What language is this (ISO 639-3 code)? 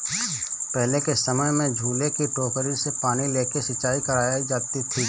hin